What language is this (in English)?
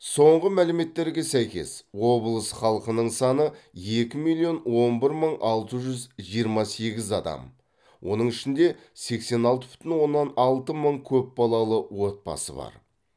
Kazakh